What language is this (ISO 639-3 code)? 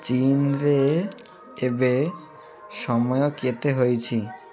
ori